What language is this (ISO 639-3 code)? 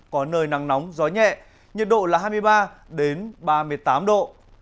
vie